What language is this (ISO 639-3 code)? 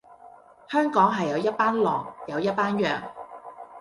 yue